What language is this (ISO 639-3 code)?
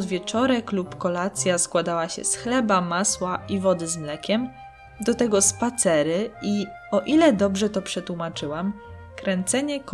pol